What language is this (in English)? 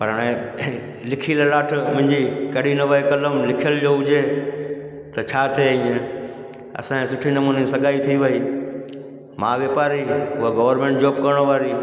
Sindhi